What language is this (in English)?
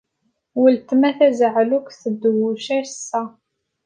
Kabyle